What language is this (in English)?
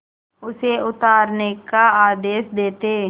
Hindi